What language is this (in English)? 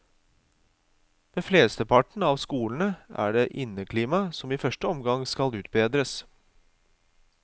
Norwegian